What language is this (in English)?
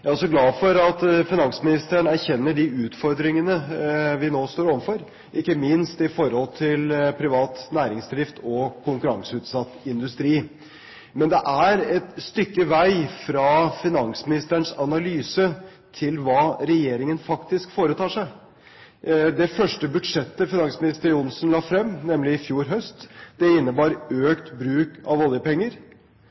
Norwegian Bokmål